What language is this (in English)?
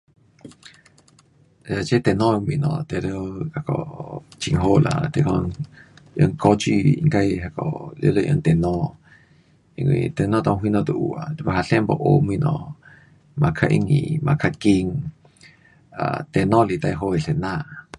Pu-Xian Chinese